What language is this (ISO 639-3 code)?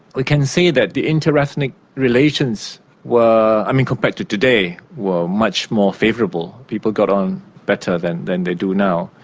eng